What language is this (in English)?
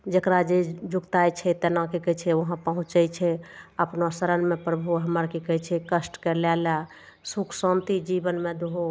Maithili